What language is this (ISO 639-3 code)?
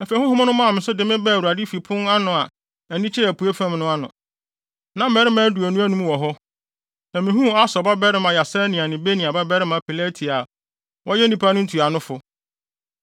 aka